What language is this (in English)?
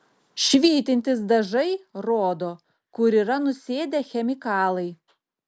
Lithuanian